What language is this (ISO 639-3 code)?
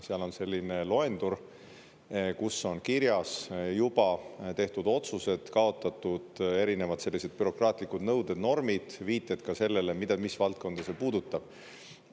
est